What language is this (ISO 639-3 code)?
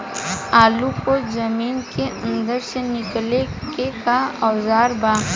bho